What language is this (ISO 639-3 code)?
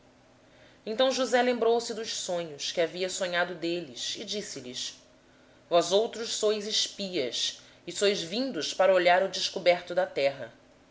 por